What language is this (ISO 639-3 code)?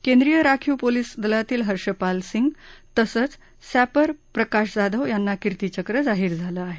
mar